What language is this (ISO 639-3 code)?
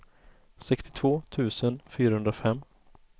swe